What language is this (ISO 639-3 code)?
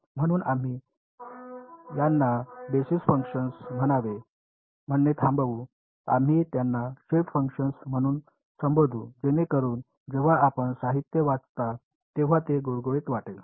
mar